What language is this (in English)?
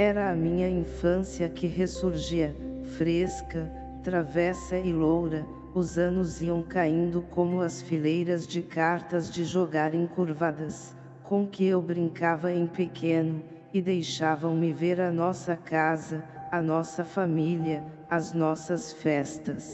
Portuguese